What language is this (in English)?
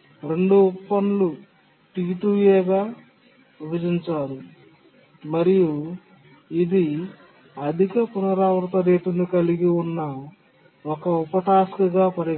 Telugu